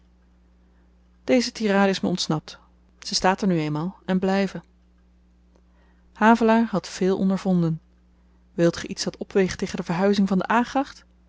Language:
Dutch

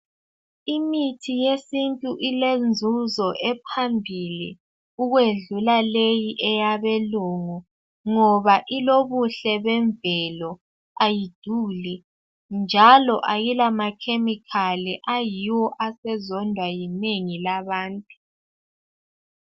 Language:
North Ndebele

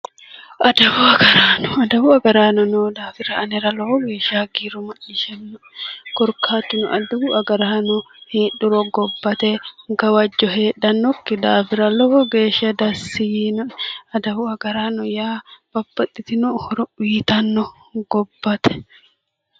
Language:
Sidamo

